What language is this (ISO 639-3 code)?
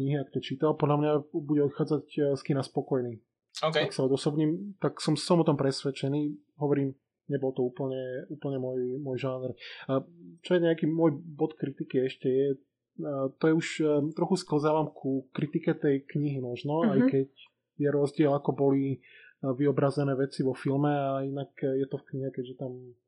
slk